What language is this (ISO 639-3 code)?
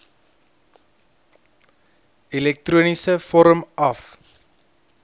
afr